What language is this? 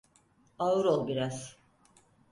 Turkish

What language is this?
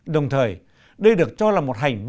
Vietnamese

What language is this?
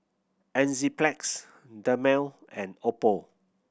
English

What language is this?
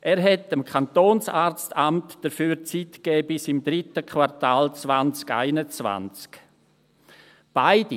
Swiss German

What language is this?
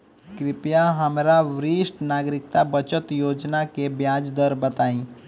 Bhojpuri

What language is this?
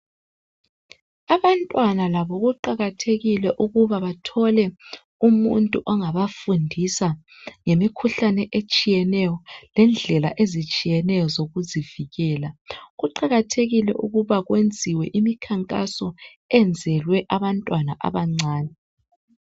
North Ndebele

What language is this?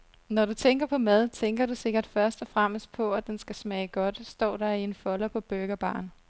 Danish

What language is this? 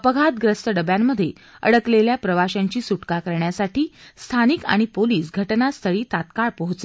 Marathi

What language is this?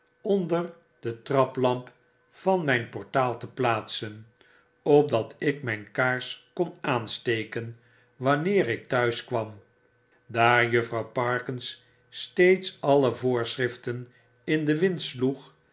Dutch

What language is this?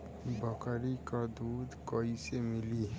Bhojpuri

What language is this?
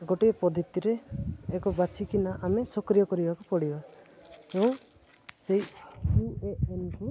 Odia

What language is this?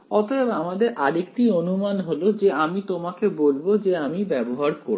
Bangla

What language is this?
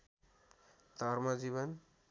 Nepali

